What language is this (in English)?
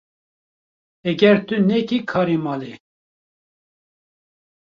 Kurdish